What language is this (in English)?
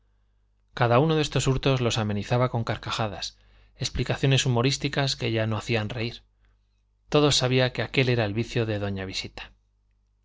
Spanish